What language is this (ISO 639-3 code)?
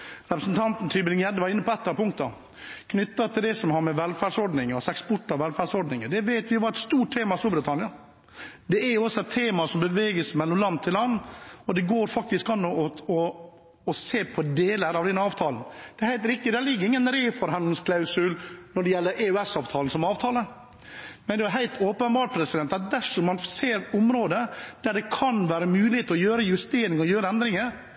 nob